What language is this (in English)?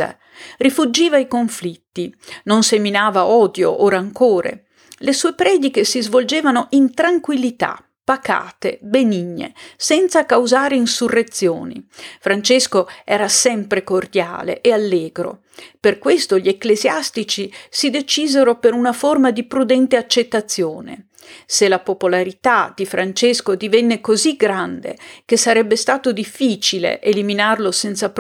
Italian